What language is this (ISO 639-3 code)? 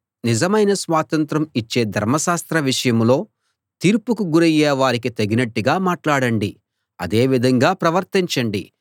tel